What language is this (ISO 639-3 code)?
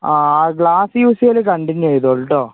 mal